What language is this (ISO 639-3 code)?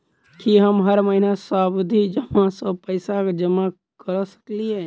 mai